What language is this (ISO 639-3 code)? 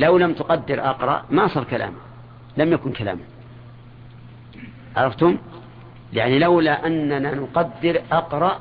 ara